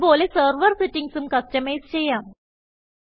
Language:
Malayalam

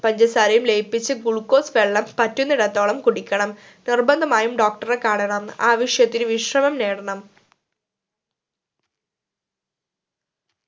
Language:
Malayalam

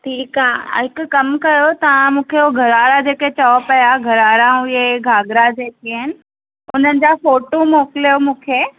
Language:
Sindhi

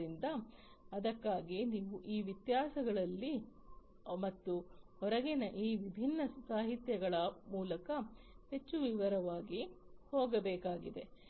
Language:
Kannada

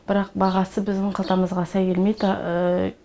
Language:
Kazakh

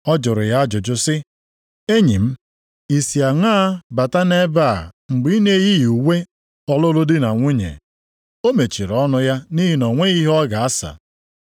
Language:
Igbo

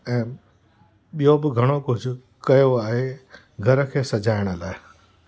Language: Sindhi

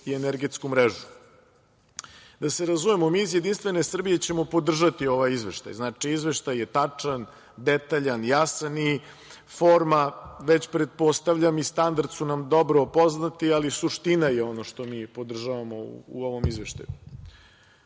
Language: Serbian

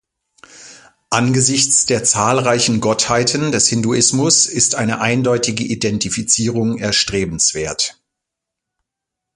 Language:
German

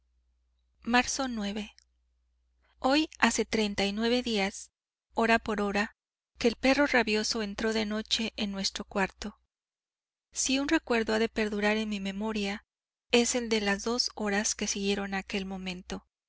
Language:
Spanish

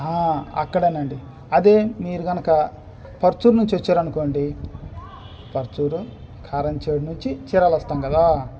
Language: Telugu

